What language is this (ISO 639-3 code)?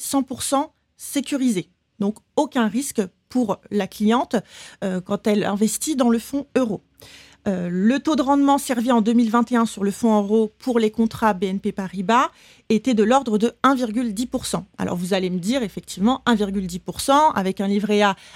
fra